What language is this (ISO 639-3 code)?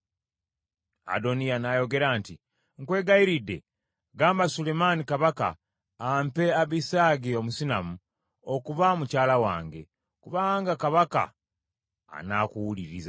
lug